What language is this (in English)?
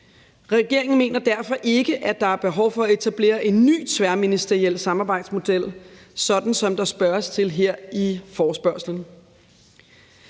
Danish